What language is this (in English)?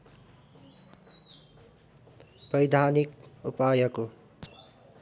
Nepali